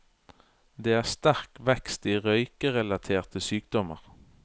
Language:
Norwegian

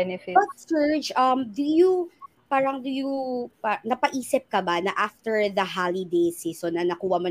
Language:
Filipino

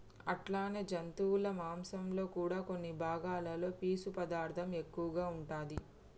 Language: Telugu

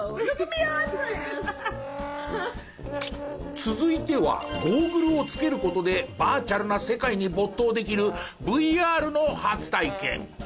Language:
Japanese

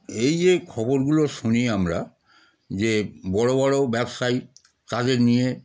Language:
Bangla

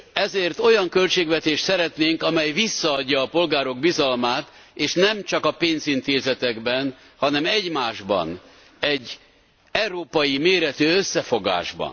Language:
Hungarian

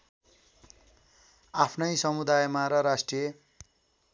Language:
Nepali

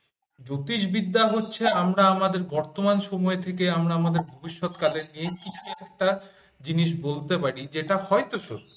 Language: Bangla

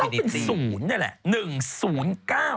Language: Thai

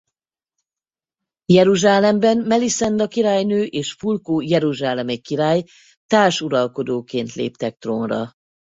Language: Hungarian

